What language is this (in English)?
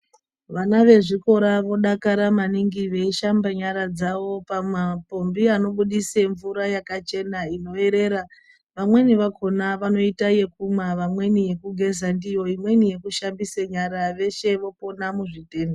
Ndau